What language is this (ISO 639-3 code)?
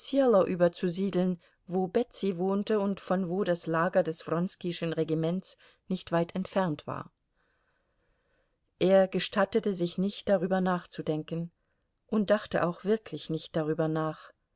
deu